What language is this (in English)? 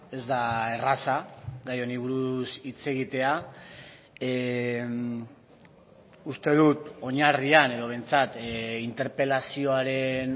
Basque